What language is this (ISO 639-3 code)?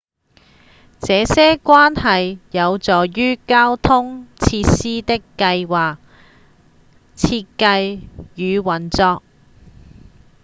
yue